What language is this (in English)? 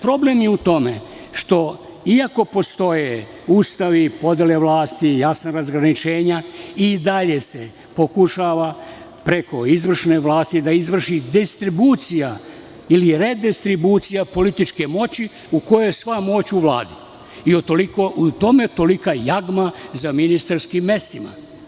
Serbian